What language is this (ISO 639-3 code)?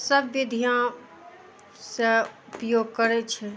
mai